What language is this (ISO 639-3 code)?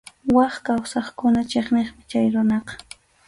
qxu